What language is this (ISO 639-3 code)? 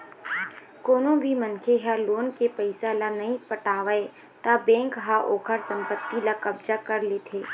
hne